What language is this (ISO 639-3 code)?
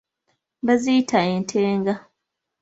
lug